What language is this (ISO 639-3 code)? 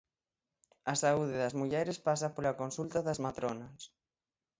glg